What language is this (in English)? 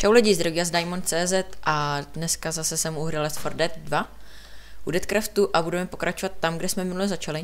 Czech